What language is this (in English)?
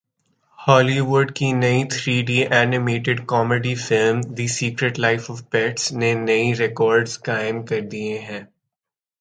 Urdu